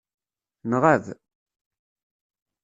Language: Kabyle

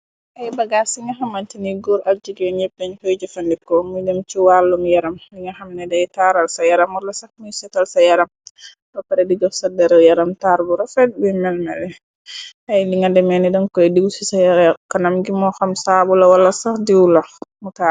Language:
Wolof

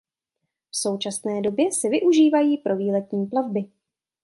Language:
Czech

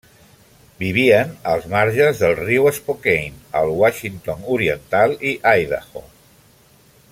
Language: Catalan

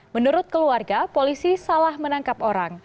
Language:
Indonesian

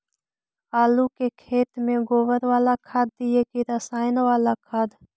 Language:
Magahi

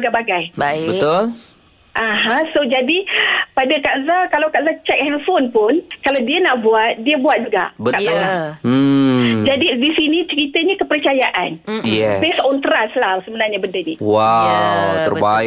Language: Malay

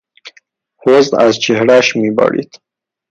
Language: Persian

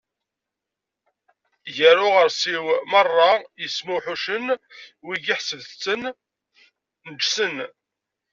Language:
Kabyle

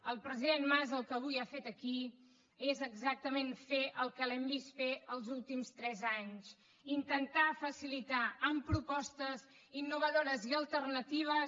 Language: Catalan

